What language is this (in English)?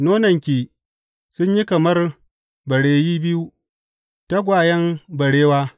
Hausa